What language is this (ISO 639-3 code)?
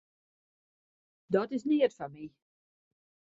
fry